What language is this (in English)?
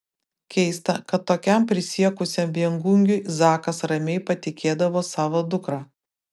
Lithuanian